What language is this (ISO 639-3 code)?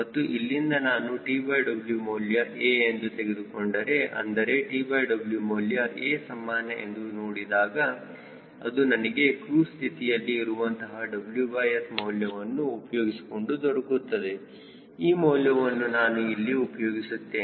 kan